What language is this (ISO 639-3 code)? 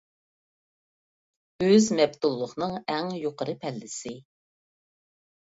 uig